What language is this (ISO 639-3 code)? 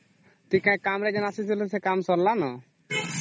ori